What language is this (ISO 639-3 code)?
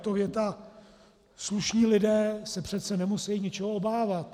ces